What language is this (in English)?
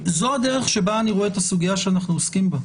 Hebrew